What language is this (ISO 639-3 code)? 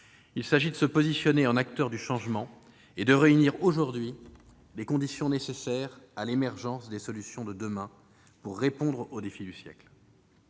fra